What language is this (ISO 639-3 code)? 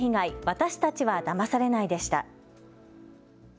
jpn